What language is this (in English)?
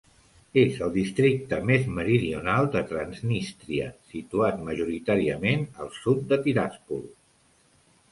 Catalan